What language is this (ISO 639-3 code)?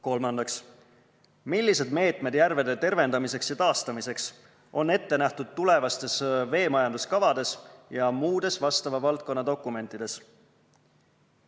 est